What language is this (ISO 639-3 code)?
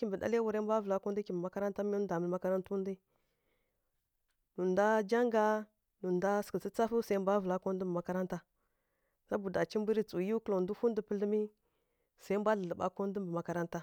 fkk